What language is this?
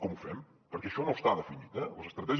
Catalan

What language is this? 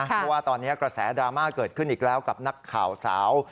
Thai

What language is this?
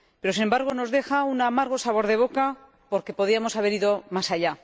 Spanish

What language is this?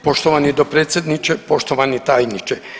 Croatian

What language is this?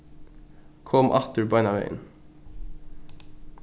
Faroese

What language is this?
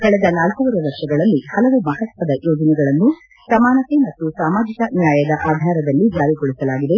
Kannada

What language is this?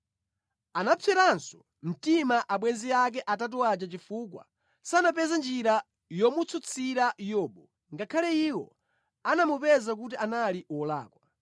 Nyanja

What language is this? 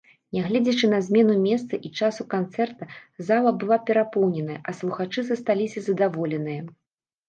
Belarusian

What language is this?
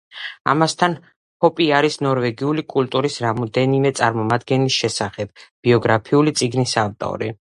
Georgian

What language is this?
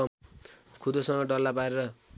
Nepali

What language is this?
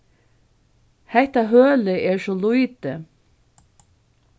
Faroese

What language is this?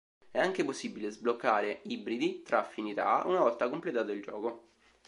Italian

